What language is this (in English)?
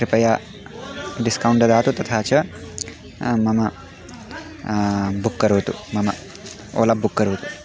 Sanskrit